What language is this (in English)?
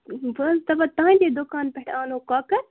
Kashmiri